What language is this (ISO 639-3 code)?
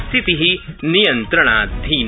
san